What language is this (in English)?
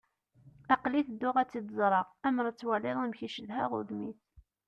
Kabyle